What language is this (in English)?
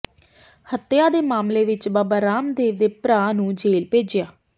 Punjabi